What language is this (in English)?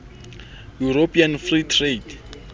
Southern Sotho